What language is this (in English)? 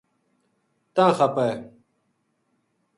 Gujari